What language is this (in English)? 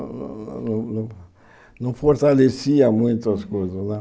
Portuguese